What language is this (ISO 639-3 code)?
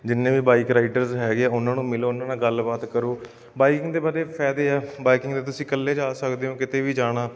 pan